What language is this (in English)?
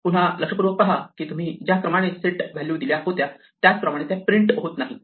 Marathi